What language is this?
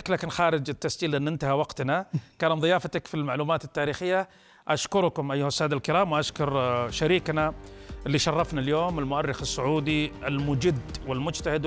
Arabic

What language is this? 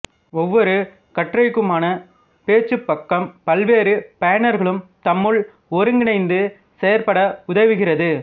Tamil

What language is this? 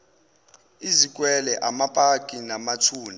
Zulu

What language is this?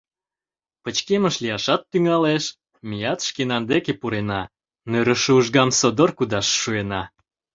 Mari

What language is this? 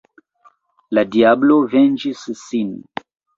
Esperanto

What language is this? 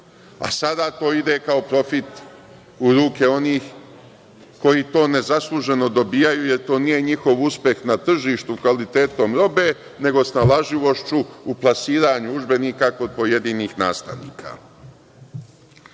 Serbian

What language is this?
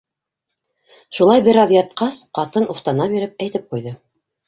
Bashkir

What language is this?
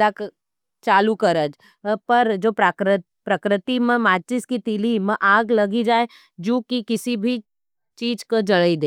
Nimadi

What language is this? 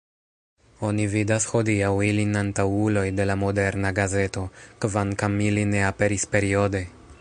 Esperanto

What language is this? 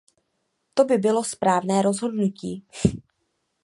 Czech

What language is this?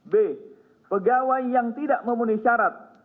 Indonesian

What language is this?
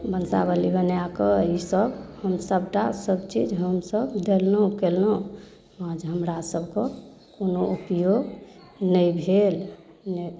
Maithili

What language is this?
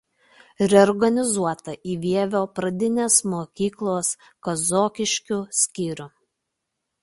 Lithuanian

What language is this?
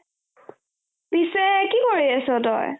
Assamese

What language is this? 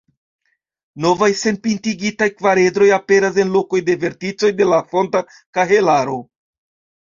Esperanto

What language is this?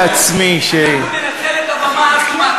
Hebrew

